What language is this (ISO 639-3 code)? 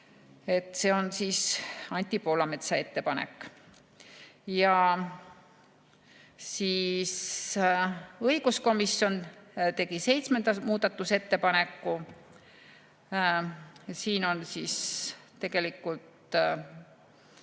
est